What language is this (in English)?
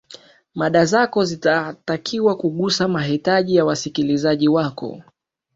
Swahili